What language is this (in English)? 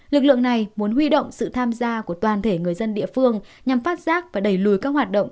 Vietnamese